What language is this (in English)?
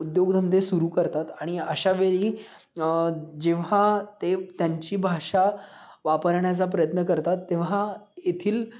Marathi